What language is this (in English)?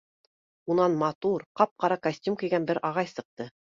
Bashkir